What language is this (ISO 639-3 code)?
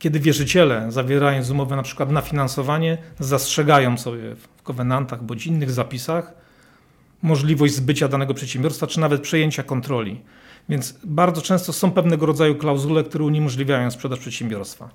pol